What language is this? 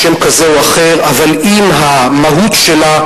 Hebrew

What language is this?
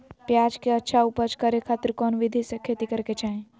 Magahi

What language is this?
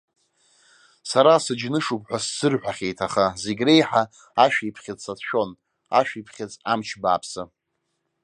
Abkhazian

